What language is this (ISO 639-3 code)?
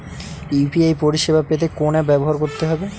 ben